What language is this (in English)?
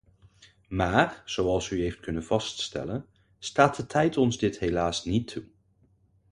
Dutch